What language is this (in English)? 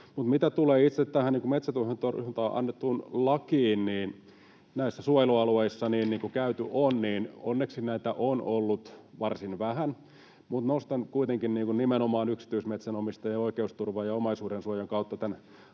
Finnish